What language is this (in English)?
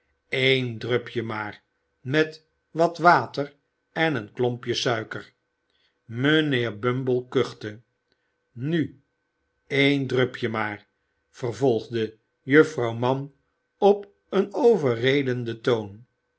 Dutch